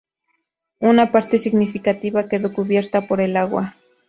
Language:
Spanish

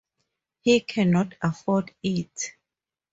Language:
English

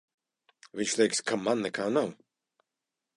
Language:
Latvian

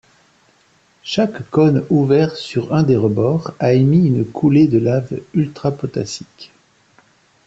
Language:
French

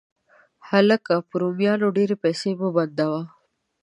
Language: Pashto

